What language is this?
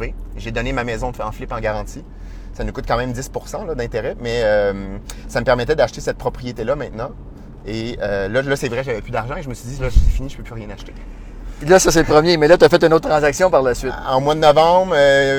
French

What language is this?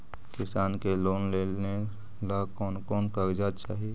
Magahi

